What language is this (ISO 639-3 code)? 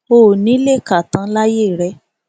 yor